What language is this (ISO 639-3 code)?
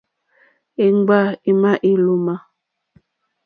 bri